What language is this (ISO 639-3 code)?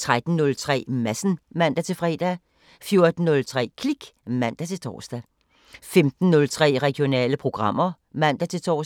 dan